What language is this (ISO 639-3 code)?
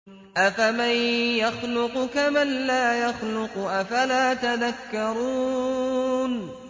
ara